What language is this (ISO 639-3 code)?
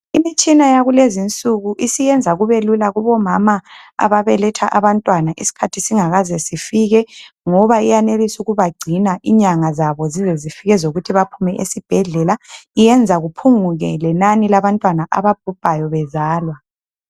nde